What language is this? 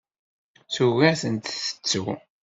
Kabyle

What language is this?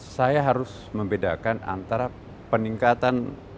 Indonesian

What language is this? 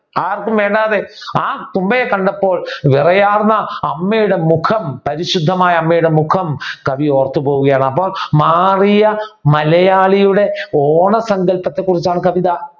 Malayalam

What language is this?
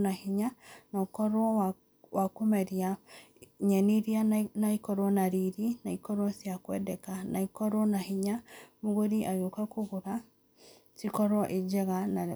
Kikuyu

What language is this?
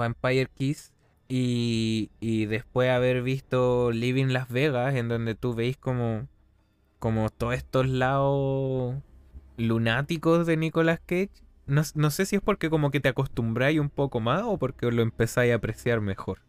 Spanish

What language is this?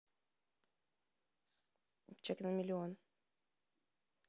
Russian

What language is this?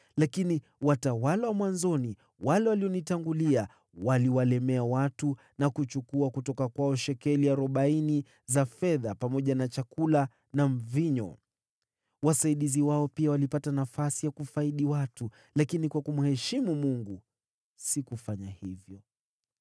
Swahili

